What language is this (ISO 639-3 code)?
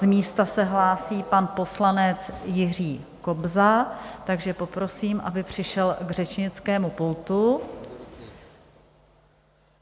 ces